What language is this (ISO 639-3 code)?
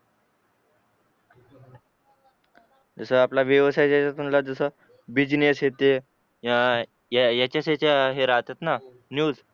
mar